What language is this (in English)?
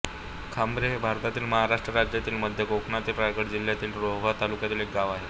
Marathi